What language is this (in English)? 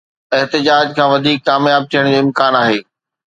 Sindhi